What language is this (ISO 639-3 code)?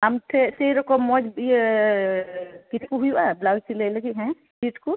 sat